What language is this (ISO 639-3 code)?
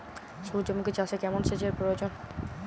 ben